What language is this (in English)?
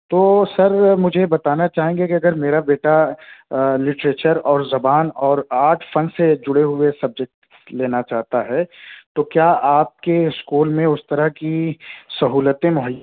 Urdu